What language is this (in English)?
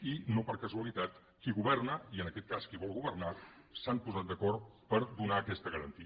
Catalan